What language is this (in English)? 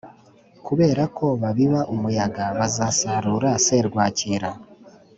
Kinyarwanda